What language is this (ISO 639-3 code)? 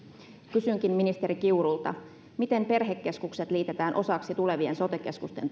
fin